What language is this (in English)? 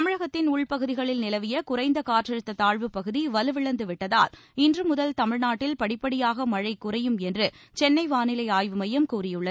Tamil